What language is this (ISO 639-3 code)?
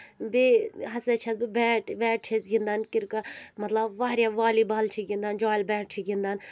kas